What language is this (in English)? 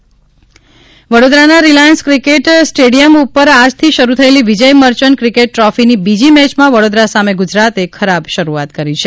Gujarati